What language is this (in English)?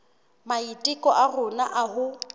Southern Sotho